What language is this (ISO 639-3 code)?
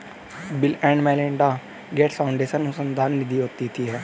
hin